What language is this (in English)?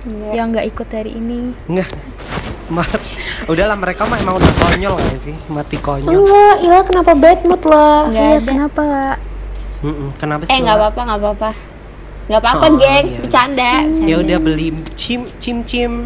Indonesian